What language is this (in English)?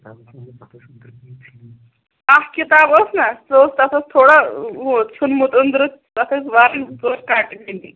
Kashmiri